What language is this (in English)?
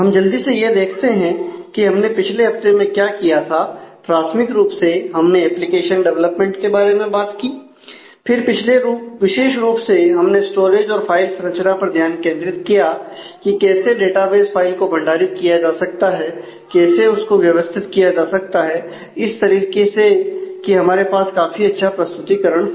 Hindi